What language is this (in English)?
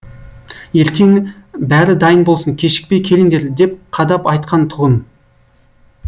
Kazakh